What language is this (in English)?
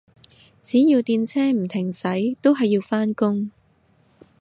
Cantonese